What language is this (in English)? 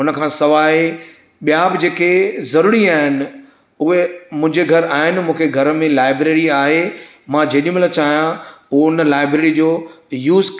Sindhi